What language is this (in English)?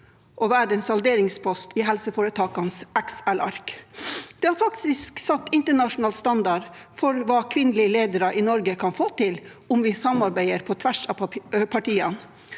Norwegian